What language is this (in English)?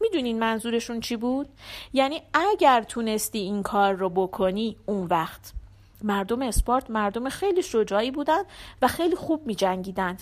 Persian